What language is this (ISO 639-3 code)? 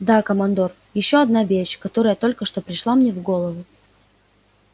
rus